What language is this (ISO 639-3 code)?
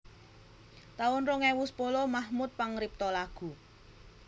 jav